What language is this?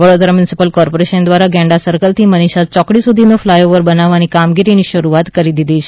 Gujarati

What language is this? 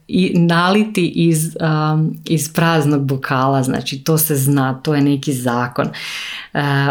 Croatian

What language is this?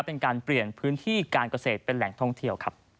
Thai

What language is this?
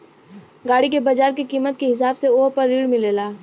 Bhojpuri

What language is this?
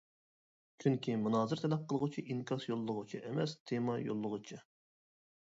Uyghur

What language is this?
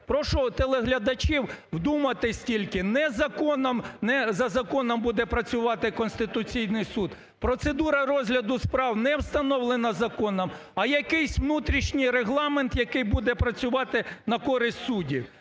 Ukrainian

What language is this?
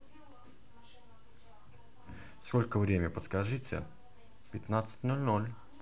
Russian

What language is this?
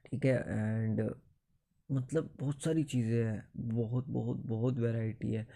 Hindi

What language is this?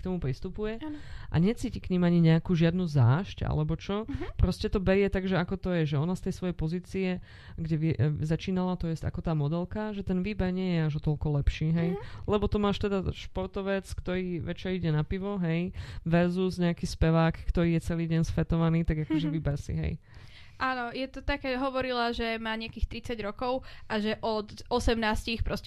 Slovak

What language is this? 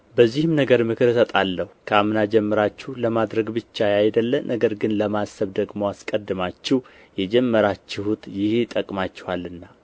Amharic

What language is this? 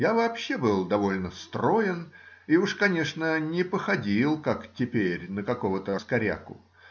Russian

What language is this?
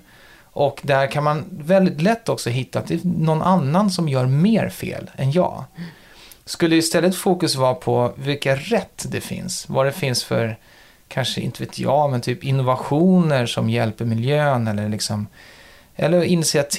Swedish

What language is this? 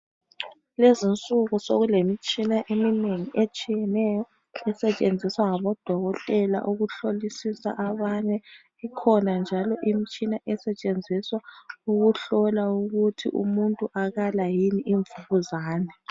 North Ndebele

